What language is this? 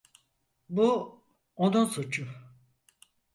Turkish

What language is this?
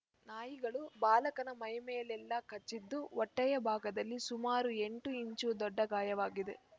Kannada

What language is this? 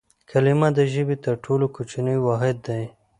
Pashto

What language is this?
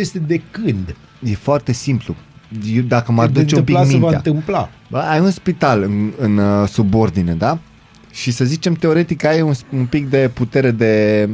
Romanian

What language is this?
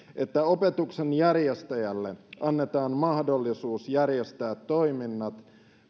Finnish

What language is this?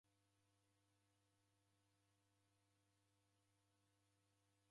Taita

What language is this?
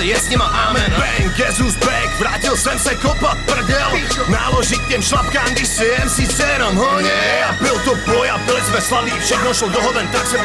Czech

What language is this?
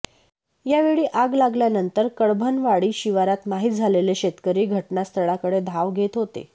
Marathi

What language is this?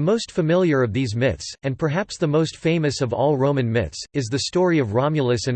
English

